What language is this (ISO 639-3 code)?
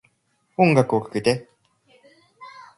jpn